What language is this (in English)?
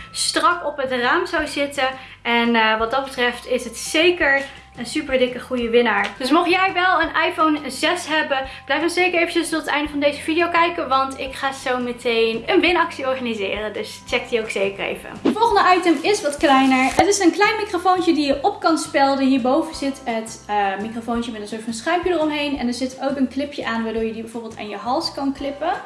Dutch